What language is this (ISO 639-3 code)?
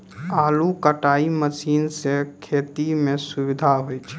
mai